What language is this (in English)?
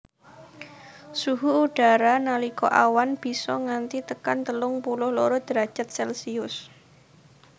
Javanese